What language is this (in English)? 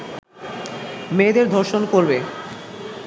Bangla